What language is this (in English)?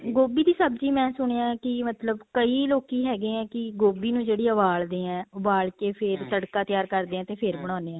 Punjabi